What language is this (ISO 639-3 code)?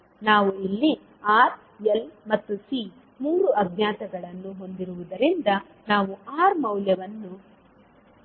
kan